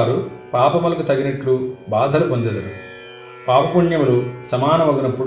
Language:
Telugu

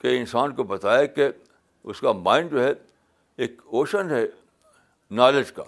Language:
Urdu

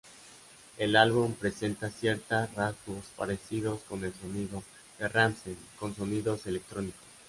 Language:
Spanish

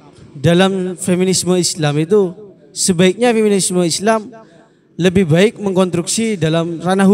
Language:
Indonesian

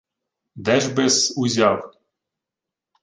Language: Ukrainian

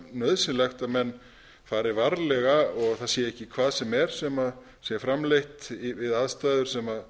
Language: Icelandic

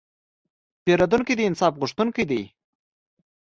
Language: Pashto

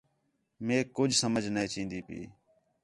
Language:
Khetrani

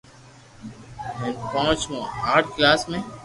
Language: Loarki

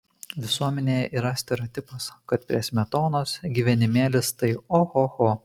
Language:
Lithuanian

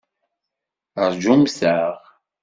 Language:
Kabyle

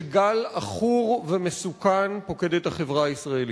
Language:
Hebrew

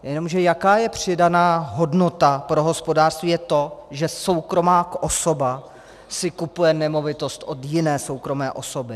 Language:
Czech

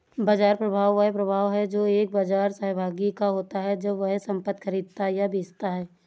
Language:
Hindi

